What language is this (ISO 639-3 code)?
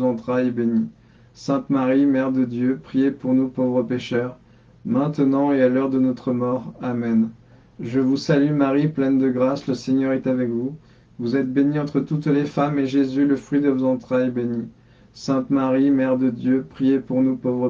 fra